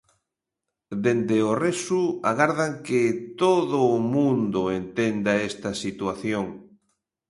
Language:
Galician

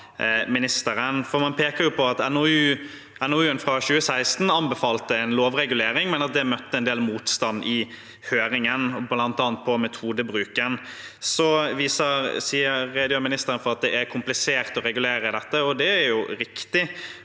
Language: Norwegian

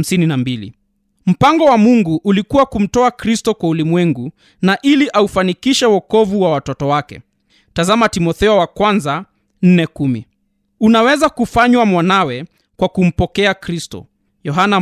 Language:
Swahili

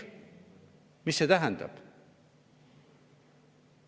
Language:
Estonian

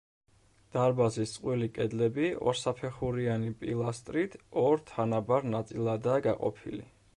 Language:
Georgian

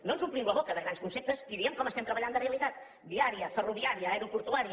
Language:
Catalan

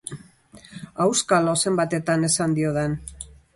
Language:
Basque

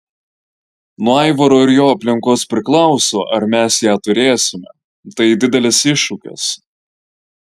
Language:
Lithuanian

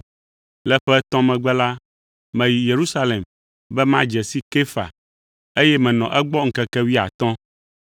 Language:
Ewe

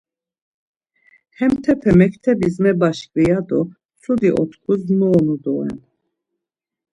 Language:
Laz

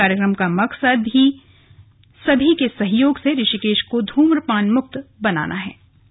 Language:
Hindi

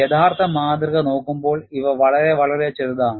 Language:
Malayalam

